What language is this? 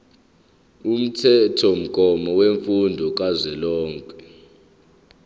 Zulu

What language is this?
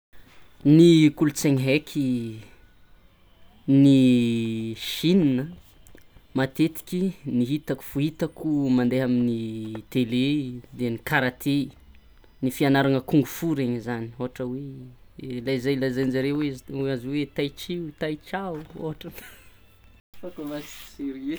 Tsimihety Malagasy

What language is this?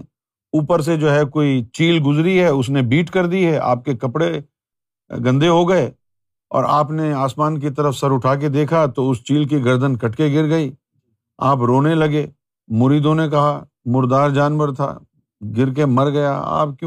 Urdu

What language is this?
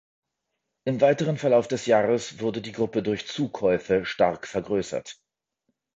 German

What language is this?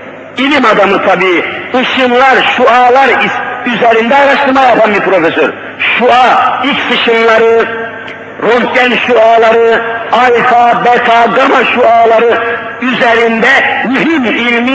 Turkish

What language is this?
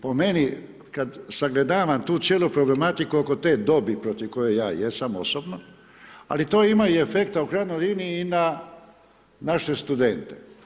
Croatian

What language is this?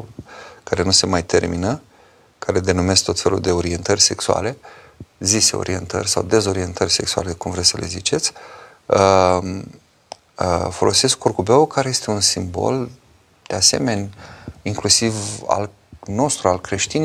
Romanian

